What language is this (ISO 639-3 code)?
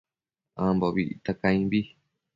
mcf